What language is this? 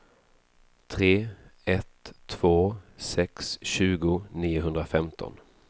Swedish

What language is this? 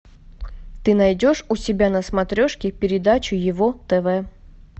Russian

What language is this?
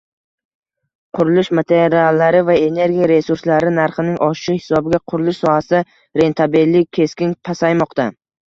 Uzbek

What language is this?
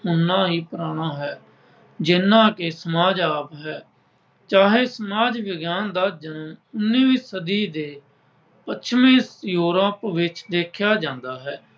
Punjabi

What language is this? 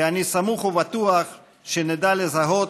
Hebrew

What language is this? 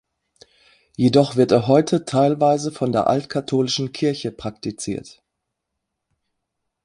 German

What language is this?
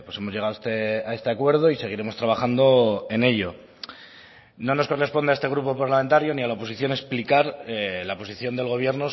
Spanish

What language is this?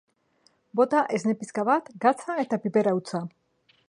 Basque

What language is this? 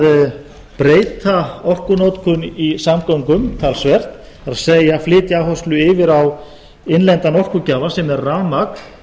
Icelandic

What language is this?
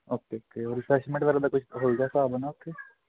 Punjabi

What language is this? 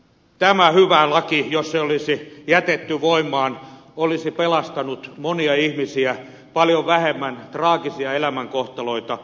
Finnish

